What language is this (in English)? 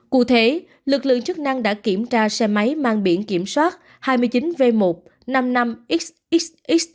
Vietnamese